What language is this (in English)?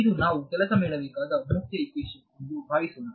Kannada